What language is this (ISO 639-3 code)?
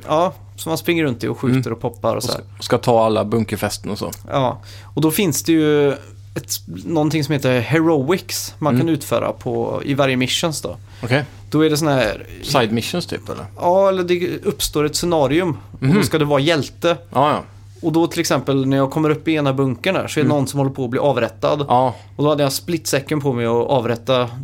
swe